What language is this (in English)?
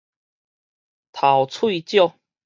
Min Nan Chinese